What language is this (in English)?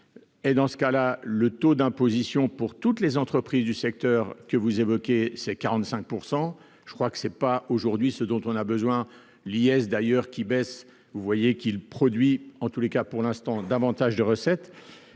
French